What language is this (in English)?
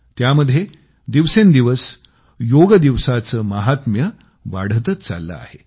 Marathi